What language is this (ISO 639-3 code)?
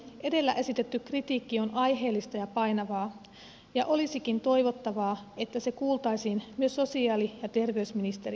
fin